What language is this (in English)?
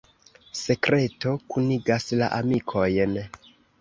Esperanto